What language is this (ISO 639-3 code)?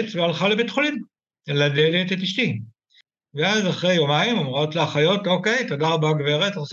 heb